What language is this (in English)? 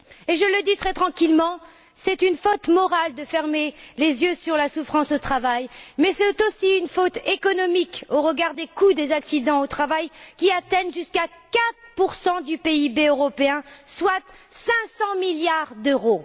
French